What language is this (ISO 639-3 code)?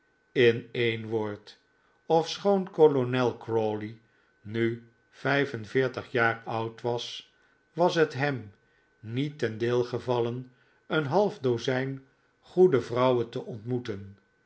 nld